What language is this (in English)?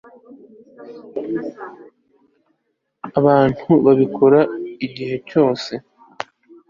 Kinyarwanda